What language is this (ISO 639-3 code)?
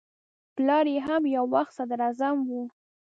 pus